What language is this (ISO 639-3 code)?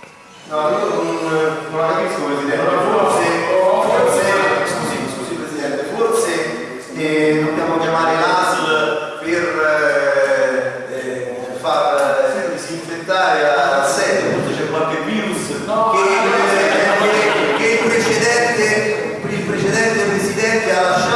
ita